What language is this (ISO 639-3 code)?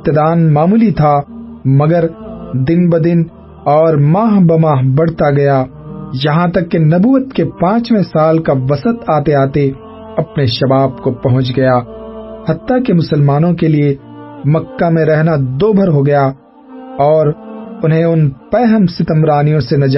urd